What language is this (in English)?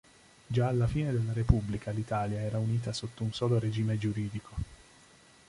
Italian